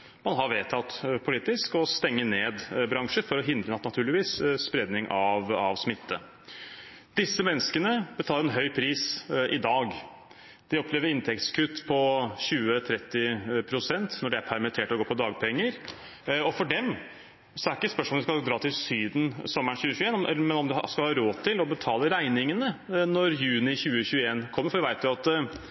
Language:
Norwegian Bokmål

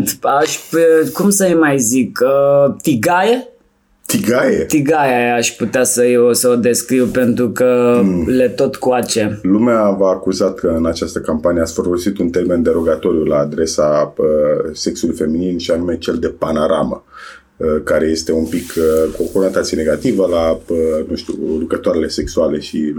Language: Romanian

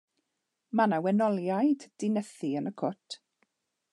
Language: Welsh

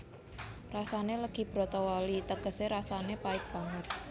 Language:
Javanese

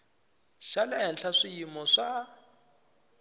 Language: Tsonga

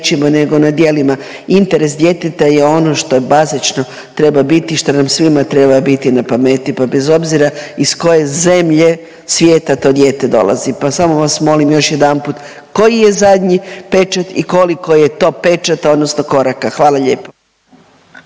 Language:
Croatian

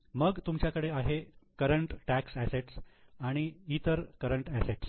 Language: Marathi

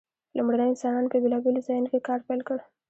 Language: Pashto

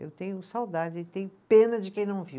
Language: Portuguese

